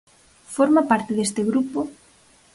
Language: Galician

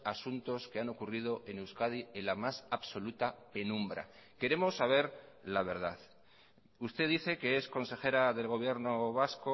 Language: Spanish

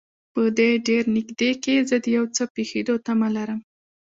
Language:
Pashto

